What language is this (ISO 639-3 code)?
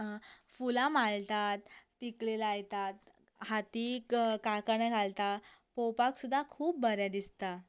kok